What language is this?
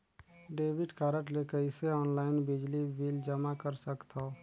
Chhattisgarhi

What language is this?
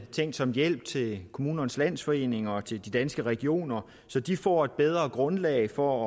Danish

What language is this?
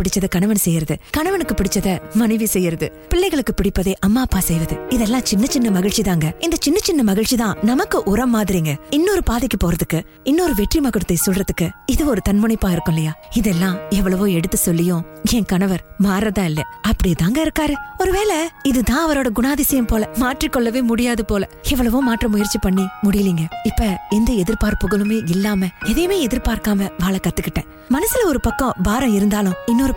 Tamil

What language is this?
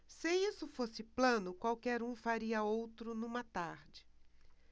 Portuguese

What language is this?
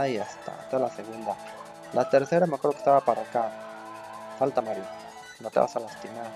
Spanish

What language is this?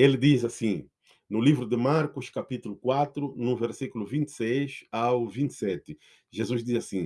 Portuguese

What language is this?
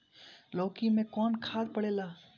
Bhojpuri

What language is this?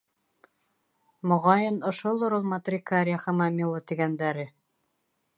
Bashkir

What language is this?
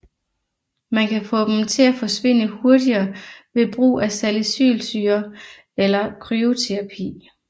Danish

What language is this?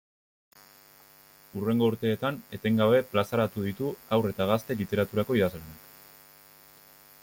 Basque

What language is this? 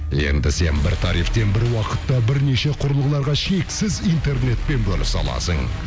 Kazakh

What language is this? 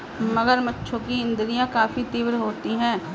Hindi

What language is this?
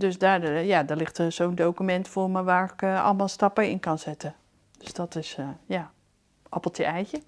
Dutch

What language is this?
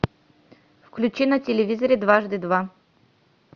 Russian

